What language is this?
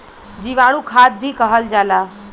Bhojpuri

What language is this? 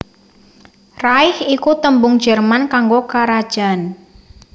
Javanese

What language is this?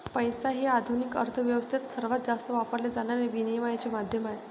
Marathi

